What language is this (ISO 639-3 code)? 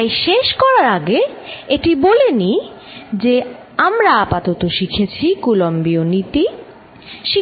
ben